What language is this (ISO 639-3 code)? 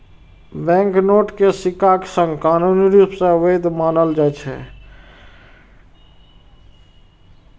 mai